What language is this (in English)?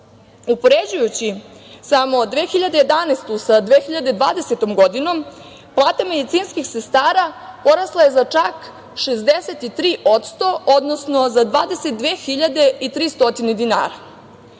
Serbian